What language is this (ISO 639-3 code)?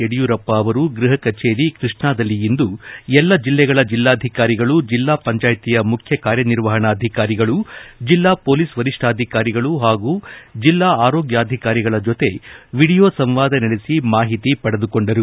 kan